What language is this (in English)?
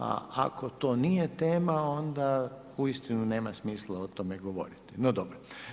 Croatian